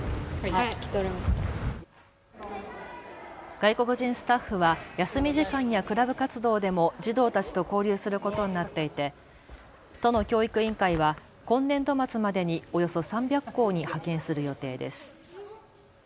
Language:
Japanese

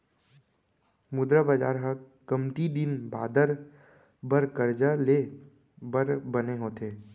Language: Chhattisgarhi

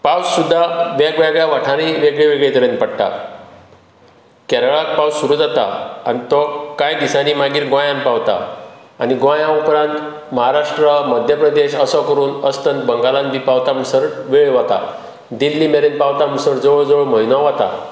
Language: Konkani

